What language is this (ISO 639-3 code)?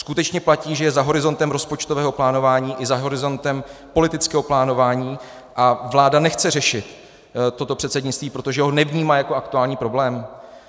ces